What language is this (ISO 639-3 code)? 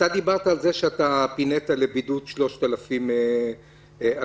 heb